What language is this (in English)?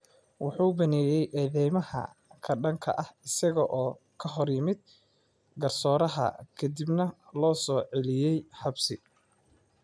Somali